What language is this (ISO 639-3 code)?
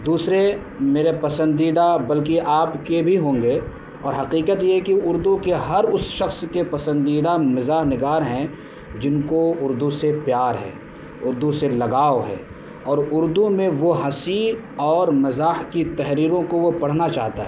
urd